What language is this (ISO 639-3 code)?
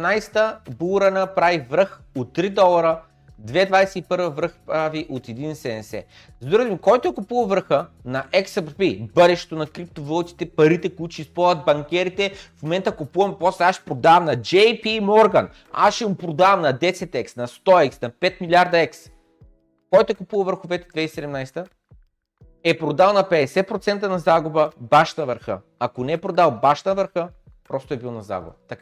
bul